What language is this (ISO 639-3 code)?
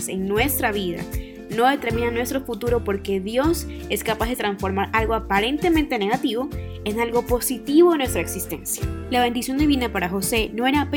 spa